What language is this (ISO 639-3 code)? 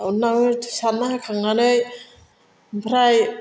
brx